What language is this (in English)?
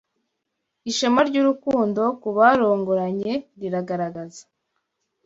Kinyarwanda